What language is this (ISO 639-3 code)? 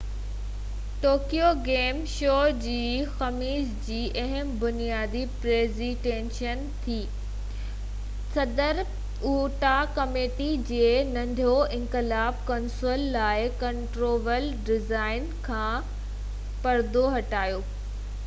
snd